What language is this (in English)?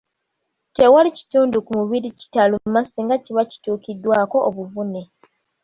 Ganda